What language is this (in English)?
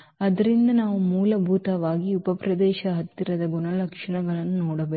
Kannada